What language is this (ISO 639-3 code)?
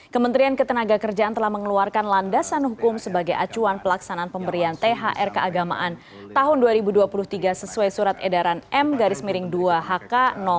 ind